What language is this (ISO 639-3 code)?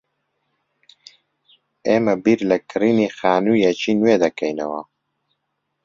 ckb